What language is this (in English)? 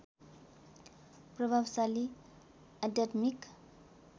Nepali